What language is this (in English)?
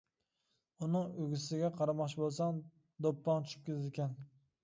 Uyghur